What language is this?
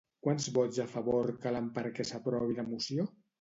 Catalan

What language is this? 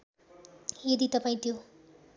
Nepali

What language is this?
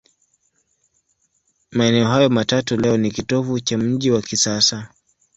Swahili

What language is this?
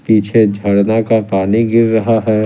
Hindi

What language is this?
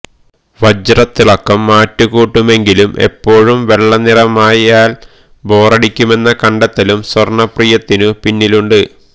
Malayalam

